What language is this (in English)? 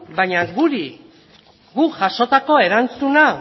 Basque